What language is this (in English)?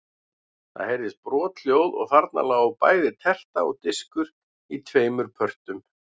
Icelandic